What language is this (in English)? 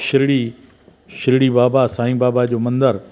Sindhi